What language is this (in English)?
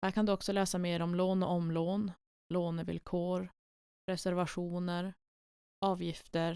Swedish